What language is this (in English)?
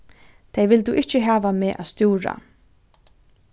Faroese